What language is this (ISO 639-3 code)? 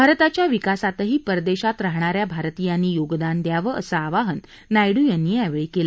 mar